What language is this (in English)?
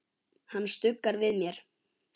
Icelandic